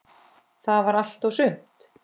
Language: Icelandic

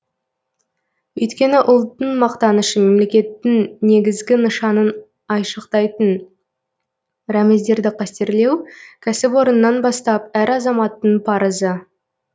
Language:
Kazakh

